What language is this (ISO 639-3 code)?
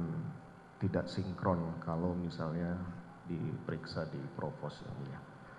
ind